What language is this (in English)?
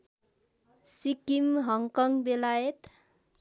Nepali